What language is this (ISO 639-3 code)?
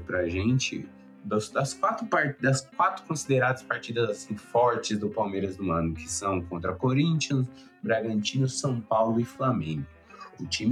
por